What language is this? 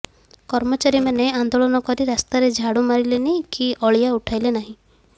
Odia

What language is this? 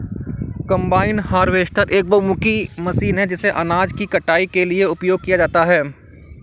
Hindi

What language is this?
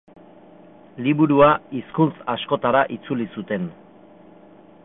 Basque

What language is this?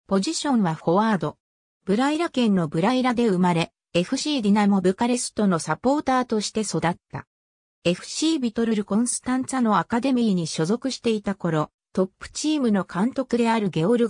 Japanese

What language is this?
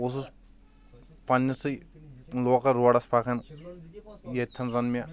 Kashmiri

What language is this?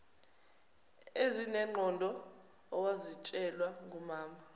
Zulu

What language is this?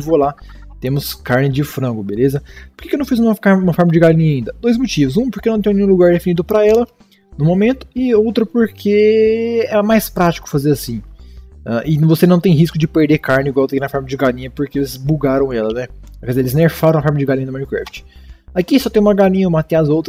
Portuguese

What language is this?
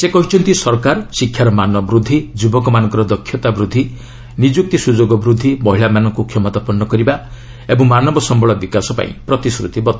Odia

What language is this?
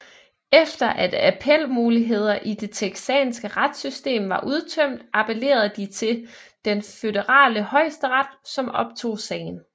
Danish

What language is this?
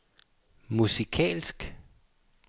Danish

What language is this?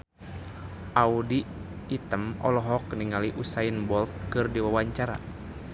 Sundanese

